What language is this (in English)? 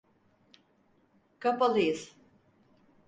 Turkish